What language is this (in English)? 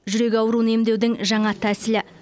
Kazakh